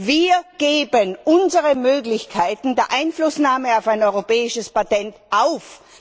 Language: German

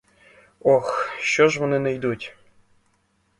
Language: Ukrainian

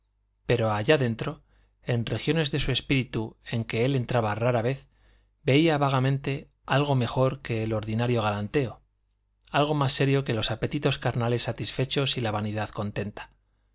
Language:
Spanish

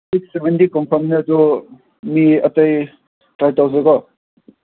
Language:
Manipuri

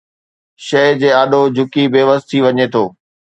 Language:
Sindhi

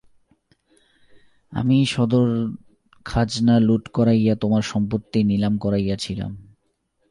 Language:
Bangla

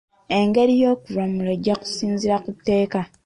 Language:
Ganda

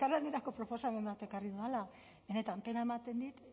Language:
Basque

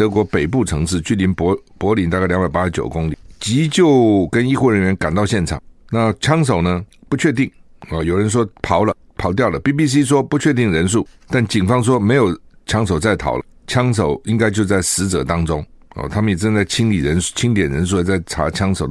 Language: Chinese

